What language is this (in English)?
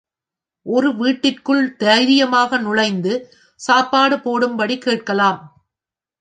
Tamil